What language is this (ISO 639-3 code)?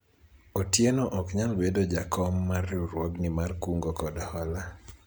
luo